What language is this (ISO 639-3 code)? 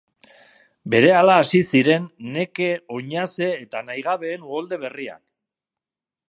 eus